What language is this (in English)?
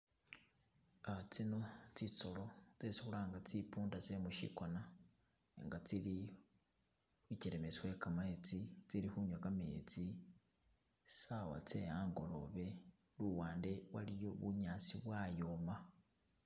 Masaaba